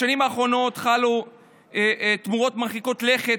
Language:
Hebrew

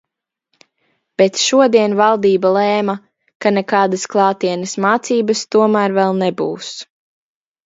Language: Latvian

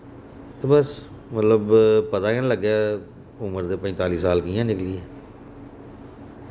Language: Dogri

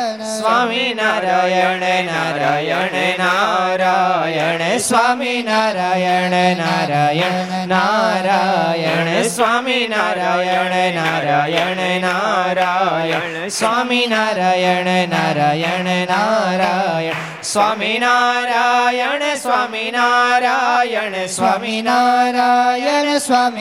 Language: Gujarati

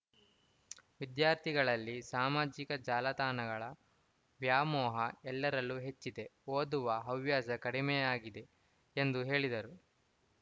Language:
Kannada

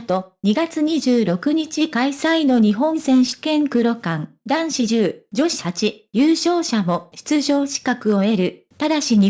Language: Japanese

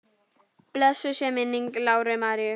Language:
Icelandic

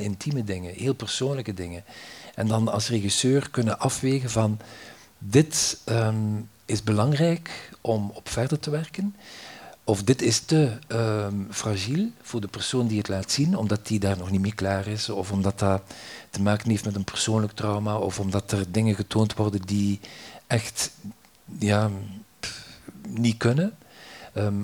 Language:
Dutch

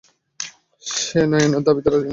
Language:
Bangla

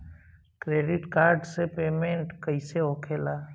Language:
Bhojpuri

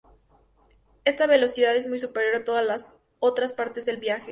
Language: Spanish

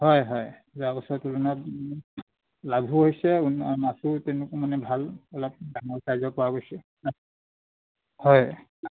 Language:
Assamese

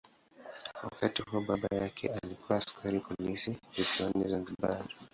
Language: Swahili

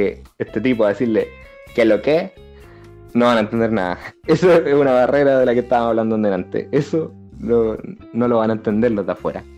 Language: Spanish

